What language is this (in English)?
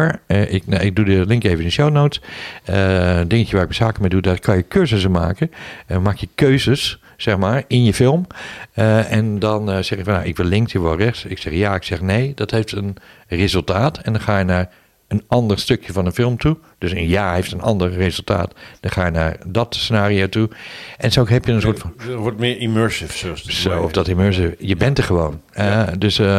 Dutch